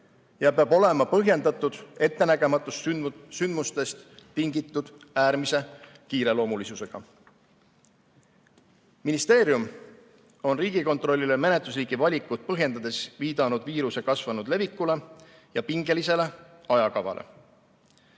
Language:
Estonian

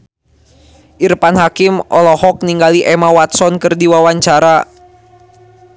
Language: Sundanese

